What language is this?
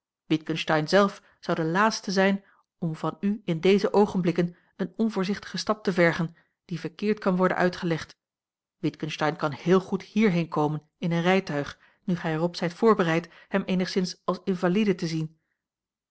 Dutch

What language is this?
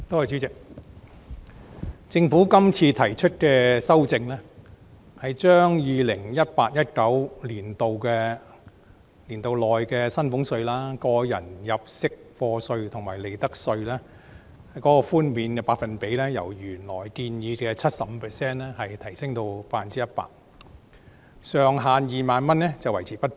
Cantonese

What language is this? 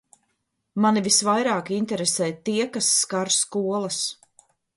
Latvian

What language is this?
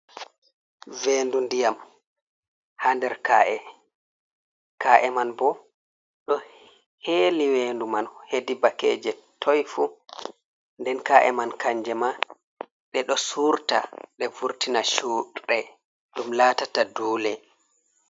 Fula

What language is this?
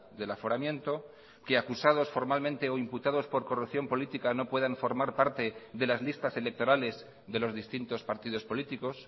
Spanish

